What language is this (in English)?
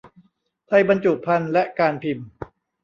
Thai